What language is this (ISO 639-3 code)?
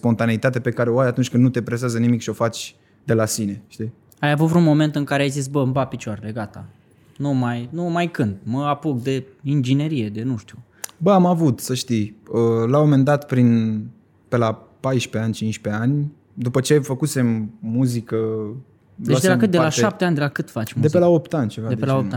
ron